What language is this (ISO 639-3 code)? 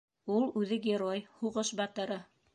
bak